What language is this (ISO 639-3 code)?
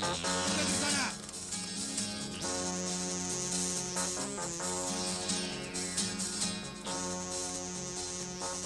tur